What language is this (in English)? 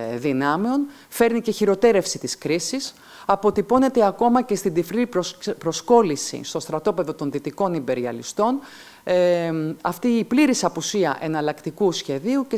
Greek